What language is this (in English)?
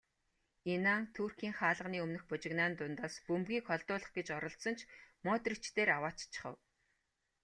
Mongolian